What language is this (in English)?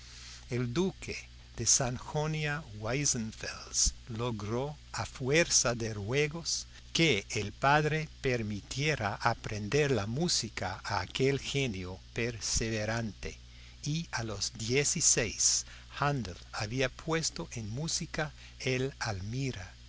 Spanish